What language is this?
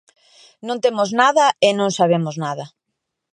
Galician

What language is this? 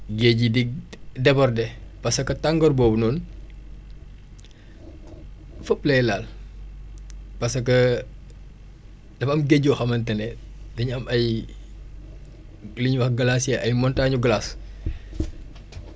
Wolof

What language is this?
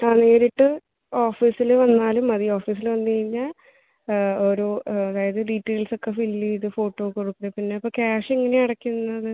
Malayalam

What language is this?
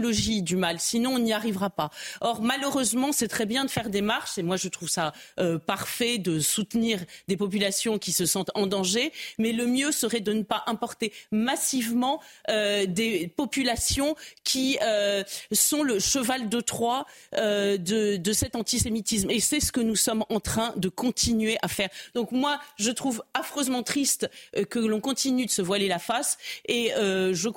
French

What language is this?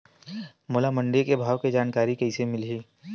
Chhattisgarhi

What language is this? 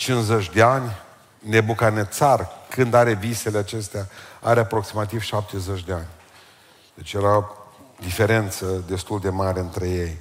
Romanian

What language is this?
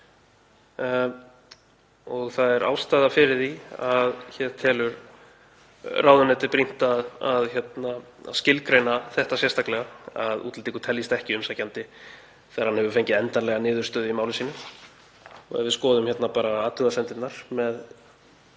Icelandic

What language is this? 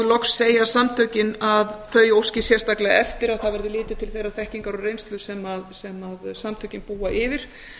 Icelandic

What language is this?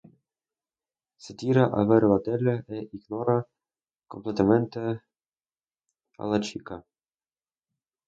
Spanish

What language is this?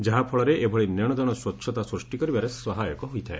Odia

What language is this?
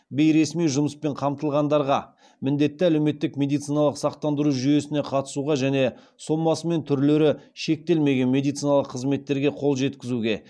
Kazakh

